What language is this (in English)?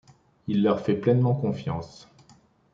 French